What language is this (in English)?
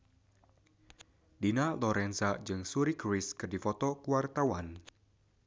Sundanese